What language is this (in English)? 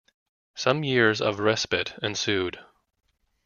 English